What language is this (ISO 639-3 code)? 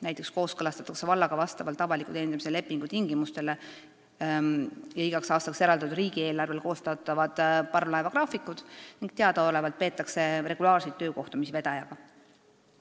est